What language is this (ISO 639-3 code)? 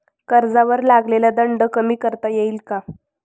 mar